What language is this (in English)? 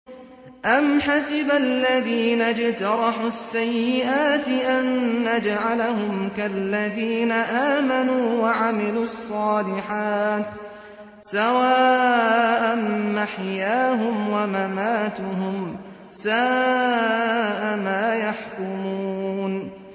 Arabic